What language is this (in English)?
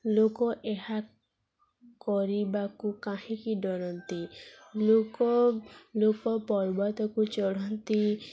Odia